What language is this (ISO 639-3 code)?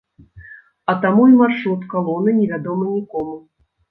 bel